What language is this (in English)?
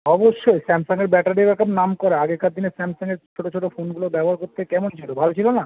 Bangla